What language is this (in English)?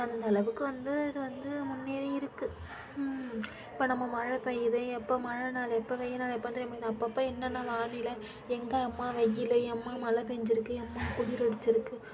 Tamil